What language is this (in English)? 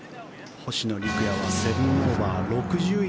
Japanese